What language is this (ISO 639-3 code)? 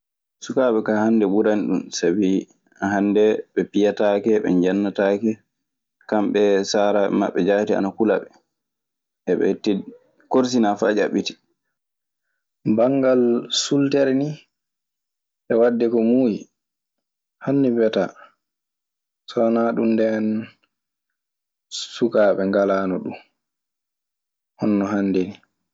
ffm